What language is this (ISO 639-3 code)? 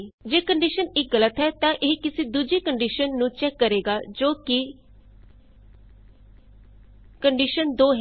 pan